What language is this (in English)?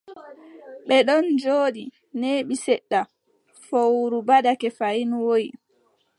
Adamawa Fulfulde